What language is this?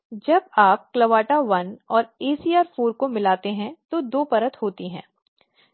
Hindi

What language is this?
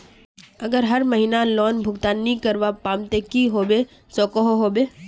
Magahi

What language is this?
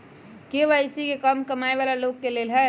Magahi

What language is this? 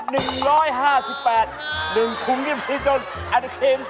Thai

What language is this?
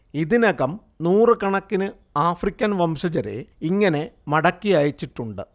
Malayalam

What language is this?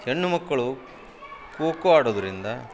Kannada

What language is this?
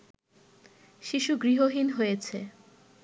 Bangla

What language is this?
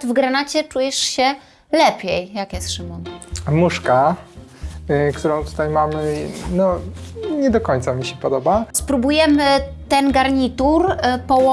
Polish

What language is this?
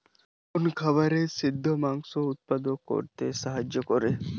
Bangla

